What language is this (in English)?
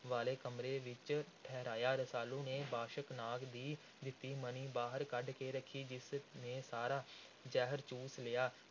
Punjabi